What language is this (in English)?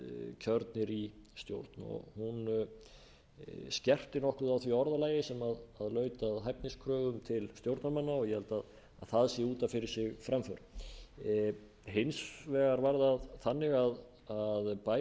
Icelandic